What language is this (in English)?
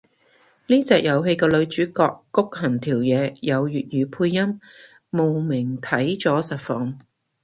Cantonese